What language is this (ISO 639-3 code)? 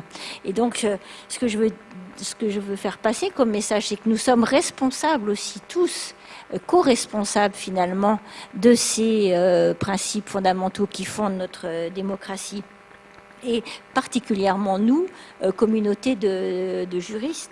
fra